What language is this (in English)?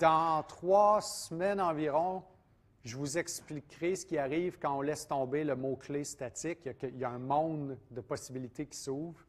French